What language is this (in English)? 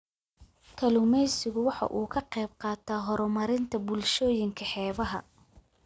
Somali